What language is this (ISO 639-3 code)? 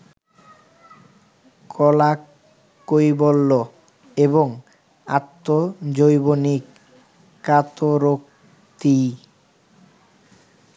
ben